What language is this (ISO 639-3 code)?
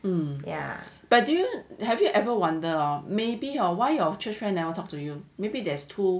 eng